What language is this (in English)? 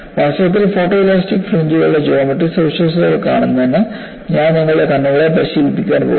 Malayalam